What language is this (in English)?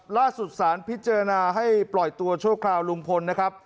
Thai